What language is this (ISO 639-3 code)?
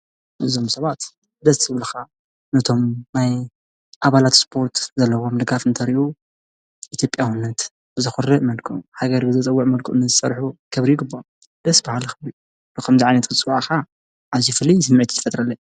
tir